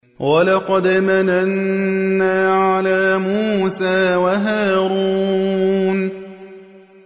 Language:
Arabic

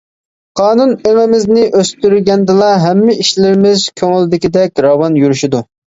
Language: Uyghur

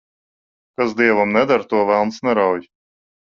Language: Latvian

